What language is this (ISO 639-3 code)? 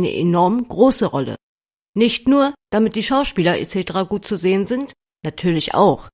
deu